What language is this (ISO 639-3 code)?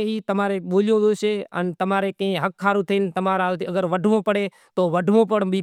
gjk